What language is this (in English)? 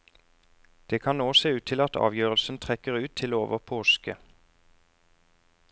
Norwegian